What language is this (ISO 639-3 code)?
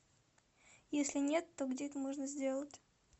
rus